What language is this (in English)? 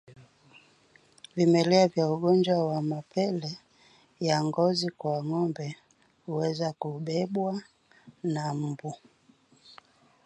Swahili